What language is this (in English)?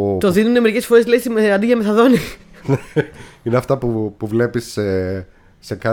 Greek